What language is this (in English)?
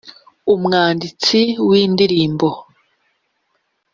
Kinyarwanda